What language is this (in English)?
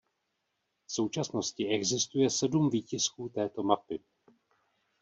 Czech